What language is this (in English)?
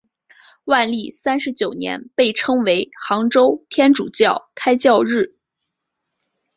Chinese